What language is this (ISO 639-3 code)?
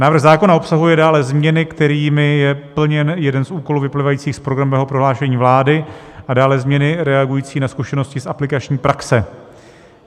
ces